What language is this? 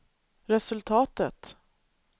Swedish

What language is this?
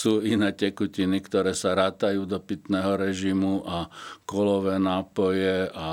Slovak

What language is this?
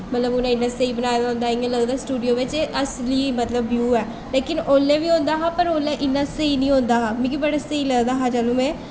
Dogri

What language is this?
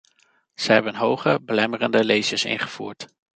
Dutch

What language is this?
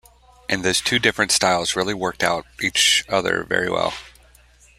English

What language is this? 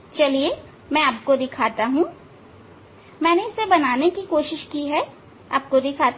Hindi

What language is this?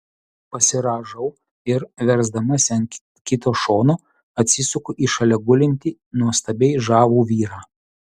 Lithuanian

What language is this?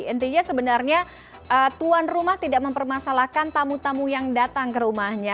Indonesian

